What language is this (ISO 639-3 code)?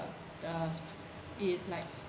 eng